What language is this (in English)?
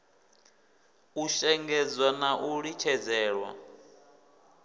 Venda